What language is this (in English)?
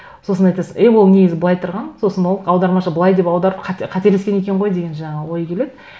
Kazakh